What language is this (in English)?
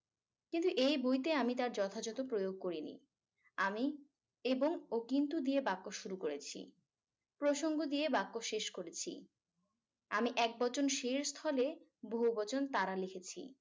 Bangla